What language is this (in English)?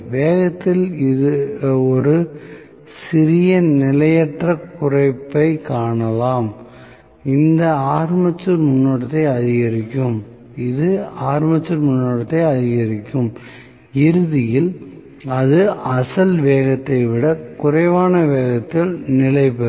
Tamil